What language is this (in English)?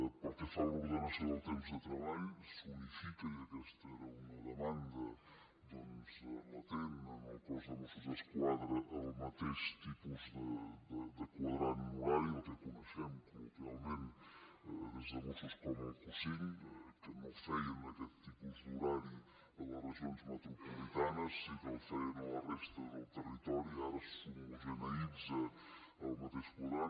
Catalan